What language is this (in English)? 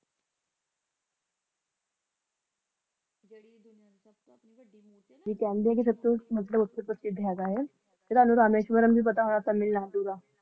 Punjabi